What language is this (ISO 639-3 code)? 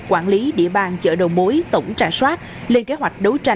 vie